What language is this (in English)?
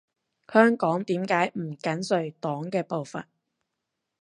Cantonese